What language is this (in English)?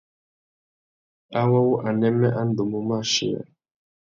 Tuki